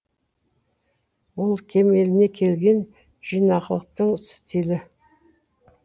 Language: Kazakh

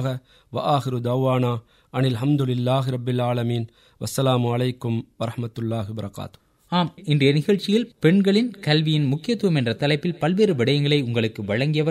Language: Tamil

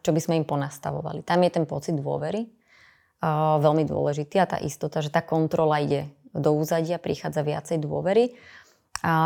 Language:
Slovak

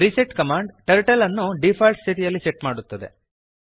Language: Kannada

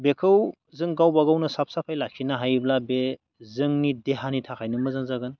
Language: Bodo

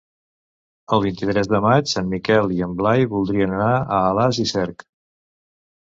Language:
Catalan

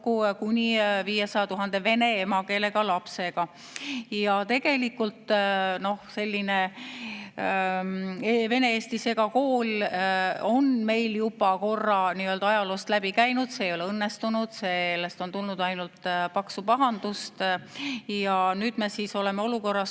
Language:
Estonian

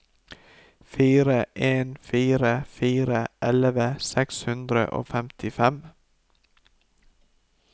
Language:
Norwegian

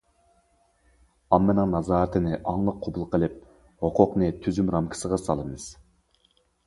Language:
Uyghur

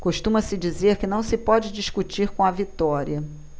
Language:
Portuguese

